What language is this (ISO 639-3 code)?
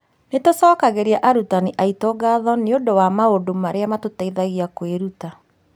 kik